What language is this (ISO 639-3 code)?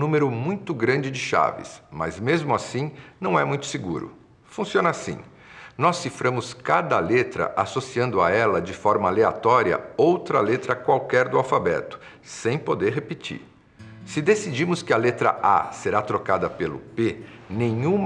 por